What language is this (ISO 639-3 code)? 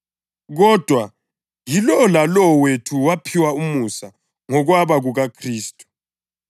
nde